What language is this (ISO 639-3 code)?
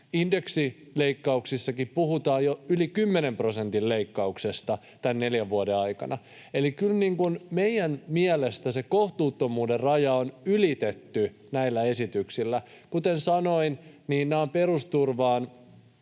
fin